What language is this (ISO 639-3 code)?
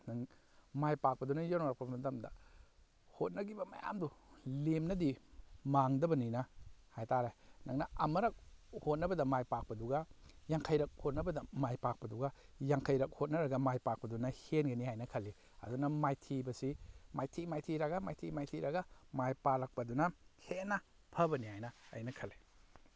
mni